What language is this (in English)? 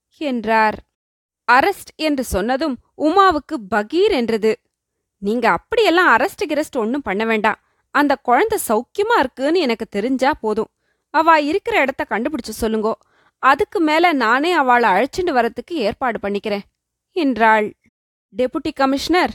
Tamil